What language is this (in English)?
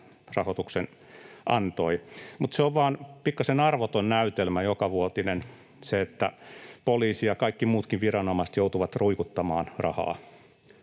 Finnish